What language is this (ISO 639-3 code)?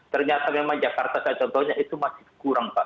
ind